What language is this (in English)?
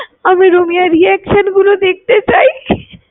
Bangla